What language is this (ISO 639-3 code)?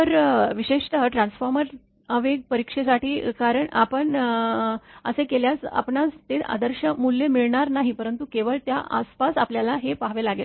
mar